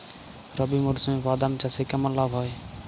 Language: Bangla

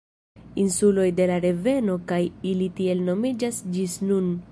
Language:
Esperanto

